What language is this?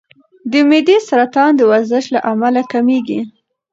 Pashto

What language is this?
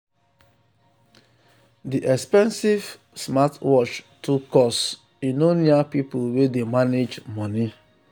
Nigerian Pidgin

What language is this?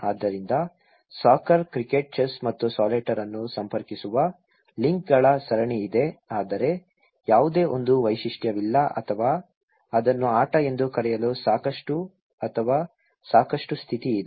Kannada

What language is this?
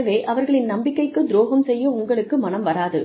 Tamil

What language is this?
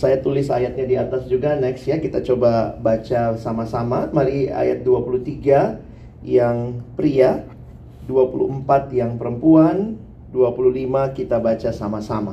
Indonesian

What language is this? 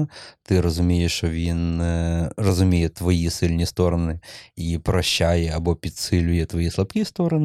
Ukrainian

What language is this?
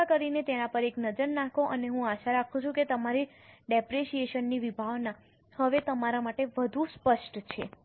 Gujarati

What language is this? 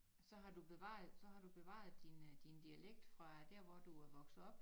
Danish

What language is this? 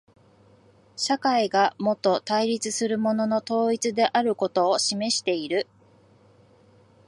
Japanese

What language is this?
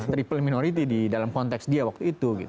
Indonesian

